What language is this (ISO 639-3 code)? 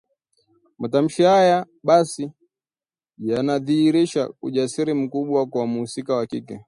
swa